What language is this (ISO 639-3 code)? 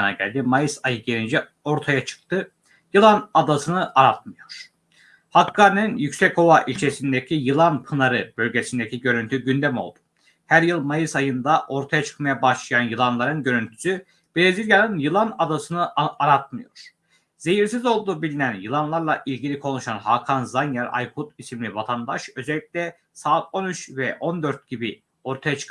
tur